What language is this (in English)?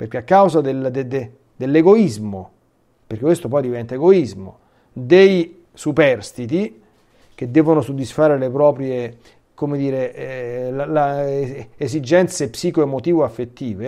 Italian